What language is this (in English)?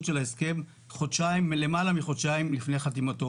Hebrew